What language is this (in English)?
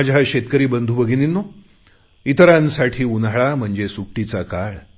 Marathi